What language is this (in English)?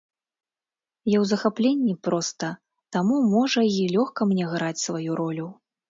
Belarusian